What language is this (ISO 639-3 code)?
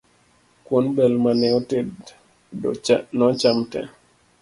luo